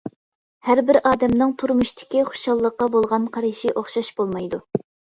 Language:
Uyghur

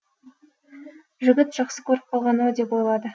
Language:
Kazakh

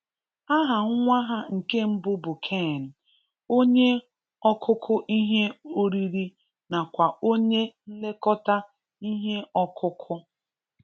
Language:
Igbo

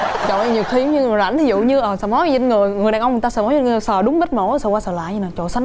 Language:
Vietnamese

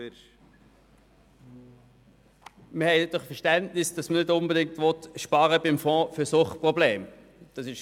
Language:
Swiss German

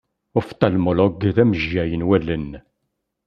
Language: Kabyle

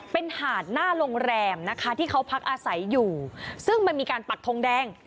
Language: Thai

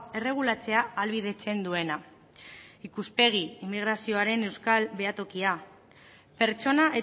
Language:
Basque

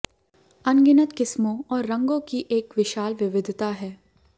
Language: Hindi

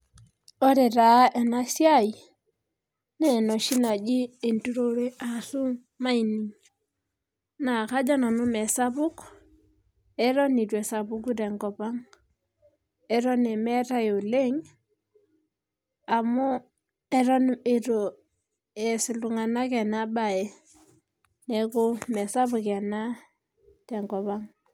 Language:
Masai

